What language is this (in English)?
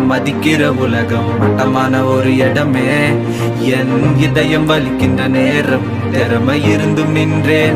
Hindi